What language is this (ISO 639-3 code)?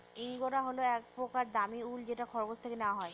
ben